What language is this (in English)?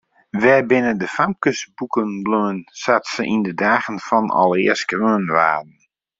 Western Frisian